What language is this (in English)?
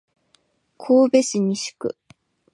Japanese